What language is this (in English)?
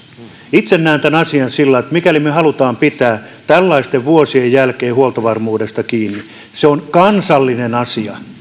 Finnish